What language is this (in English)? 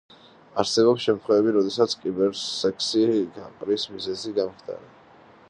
Georgian